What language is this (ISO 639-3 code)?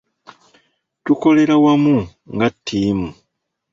lug